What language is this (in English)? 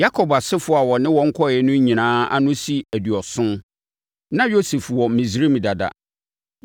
Akan